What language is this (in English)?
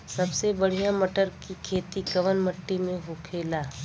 Bhojpuri